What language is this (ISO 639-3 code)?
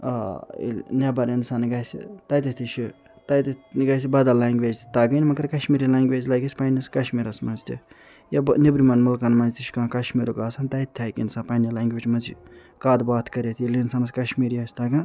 kas